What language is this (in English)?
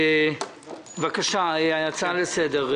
Hebrew